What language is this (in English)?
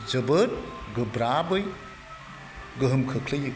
Bodo